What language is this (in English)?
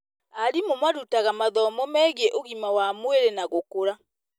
Kikuyu